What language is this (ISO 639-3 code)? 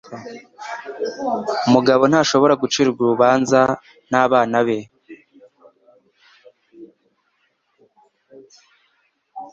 kin